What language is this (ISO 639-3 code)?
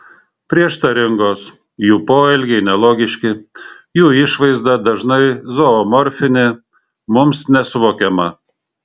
lit